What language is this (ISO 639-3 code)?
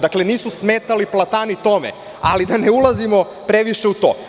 srp